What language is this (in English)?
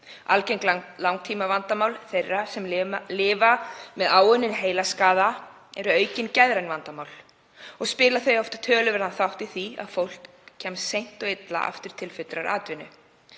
Icelandic